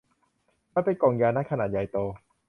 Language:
Thai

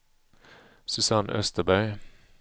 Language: Swedish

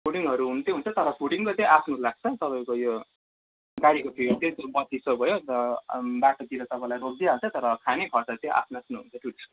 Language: Nepali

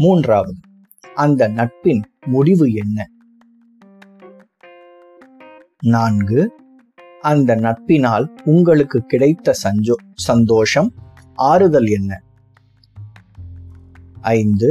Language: Tamil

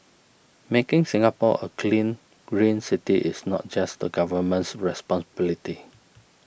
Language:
English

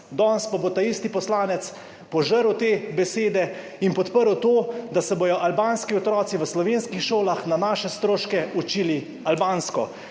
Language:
Slovenian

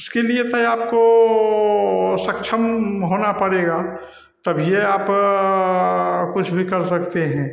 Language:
Hindi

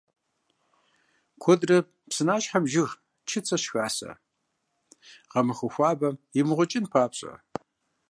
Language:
Kabardian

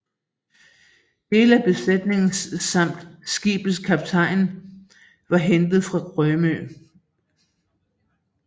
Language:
Danish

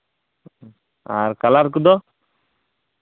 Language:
Santali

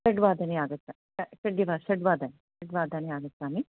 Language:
Sanskrit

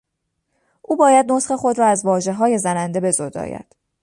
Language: Persian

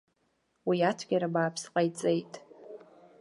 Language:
Abkhazian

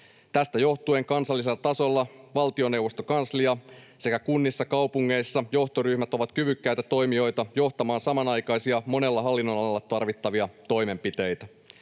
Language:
Finnish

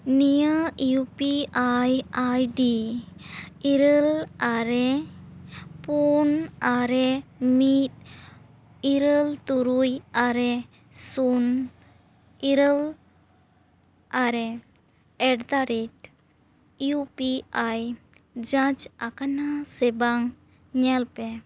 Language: Santali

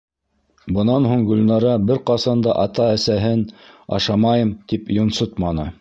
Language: Bashkir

